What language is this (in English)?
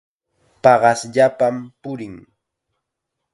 Chiquián Ancash Quechua